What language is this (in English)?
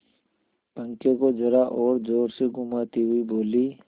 Hindi